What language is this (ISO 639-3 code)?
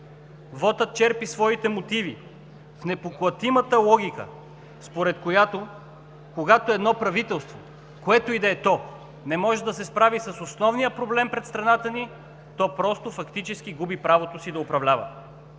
bul